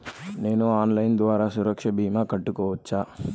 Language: Telugu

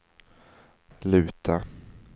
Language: Swedish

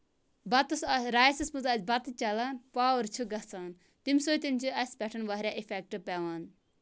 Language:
Kashmiri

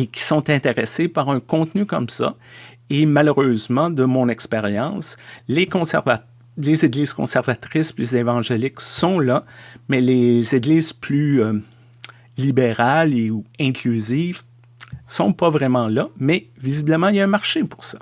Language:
French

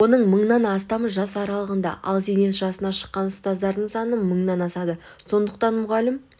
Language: Kazakh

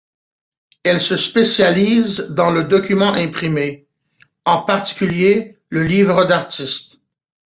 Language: French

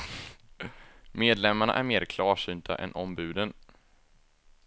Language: Swedish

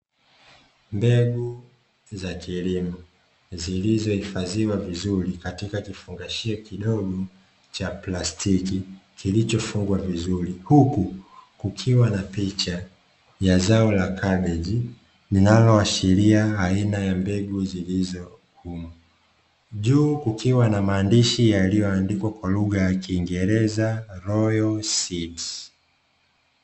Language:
Swahili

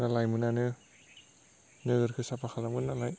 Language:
Bodo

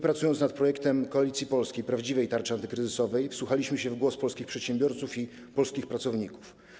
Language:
Polish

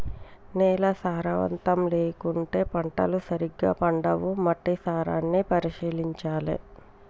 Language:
Telugu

